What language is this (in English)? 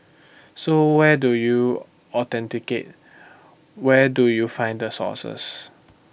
English